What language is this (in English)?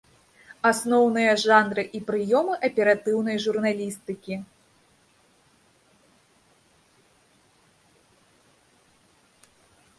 Belarusian